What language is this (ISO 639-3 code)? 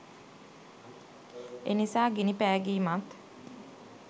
sin